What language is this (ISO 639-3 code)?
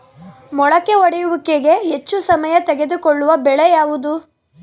kan